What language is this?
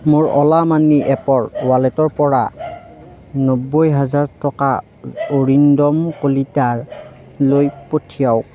Assamese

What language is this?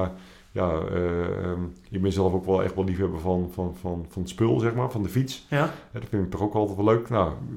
Dutch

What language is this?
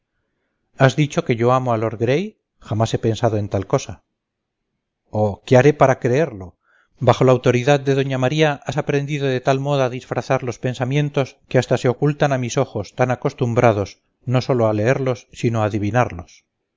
Spanish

